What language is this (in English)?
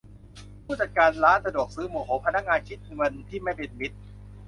Thai